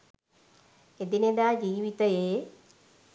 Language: Sinhala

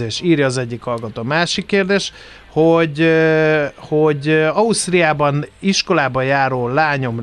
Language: Hungarian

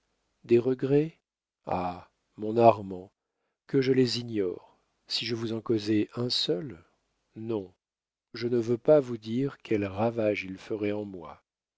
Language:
French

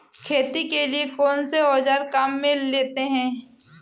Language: Hindi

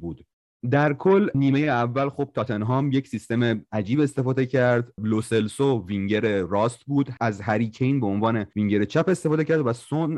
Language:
Persian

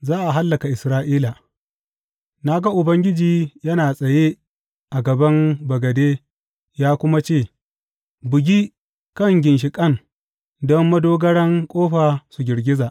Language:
Hausa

